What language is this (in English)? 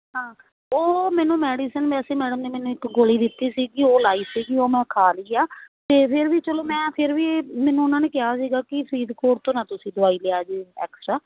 Punjabi